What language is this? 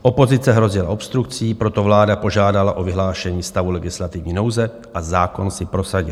Czech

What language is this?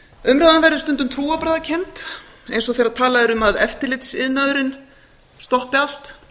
Icelandic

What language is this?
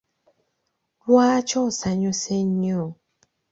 Ganda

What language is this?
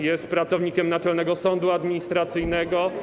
Polish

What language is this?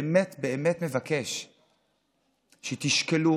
Hebrew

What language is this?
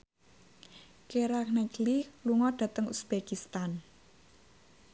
Javanese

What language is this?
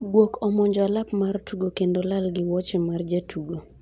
Luo (Kenya and Tanzania)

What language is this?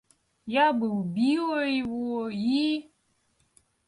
Russian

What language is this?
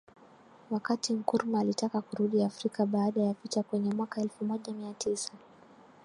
Swahili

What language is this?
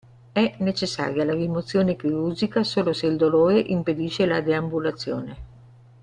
Italian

